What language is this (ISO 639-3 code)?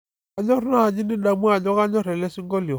mas